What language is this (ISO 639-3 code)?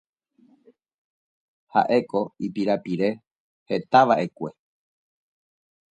grn